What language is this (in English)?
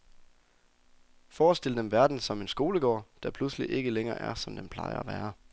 Danish